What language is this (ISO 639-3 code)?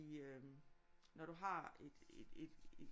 dan